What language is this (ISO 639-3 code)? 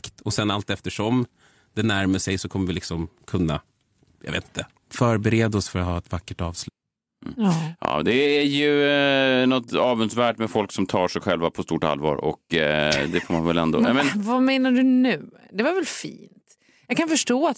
swe